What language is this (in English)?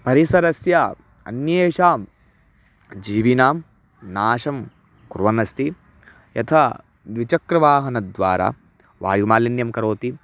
Sanskrit